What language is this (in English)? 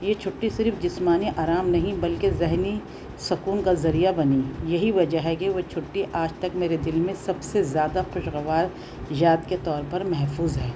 Urdu